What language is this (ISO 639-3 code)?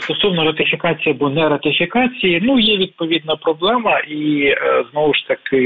ukr